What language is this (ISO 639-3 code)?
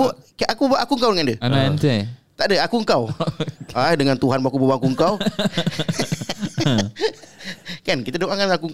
msa